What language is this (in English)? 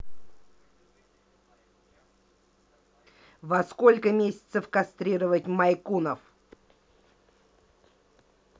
Russian